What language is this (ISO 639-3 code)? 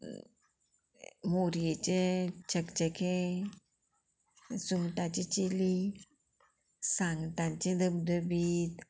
kok